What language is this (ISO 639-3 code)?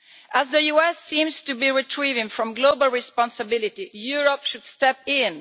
eng